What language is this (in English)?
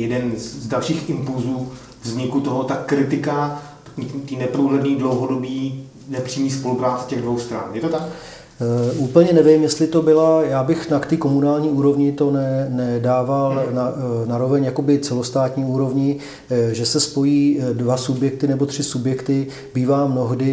Czech